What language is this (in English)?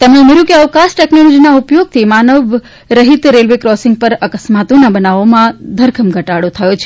Gujarati